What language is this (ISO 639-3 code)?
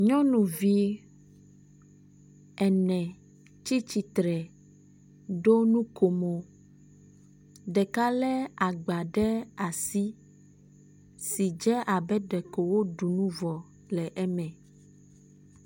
ewe